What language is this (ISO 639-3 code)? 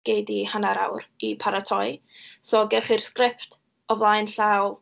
cym